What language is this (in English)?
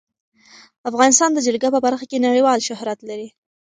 Pashto